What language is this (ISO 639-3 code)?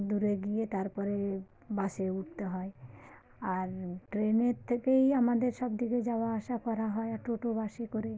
ben